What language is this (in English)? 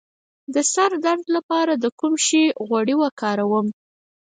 Pashto